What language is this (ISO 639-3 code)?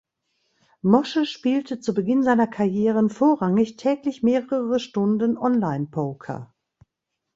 deu